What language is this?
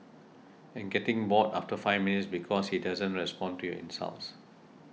English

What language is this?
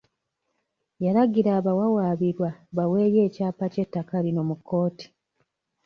Ganda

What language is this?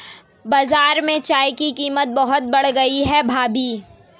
Hindi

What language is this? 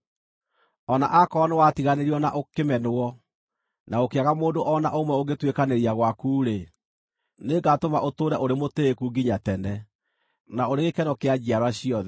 Kikuyu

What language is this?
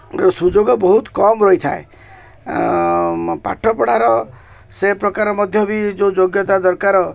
Odia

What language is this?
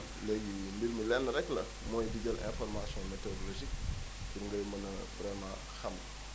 Wolof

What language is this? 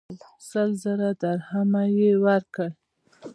Pashto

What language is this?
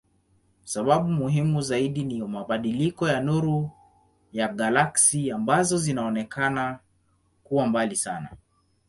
Swahili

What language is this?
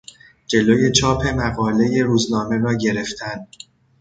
Persian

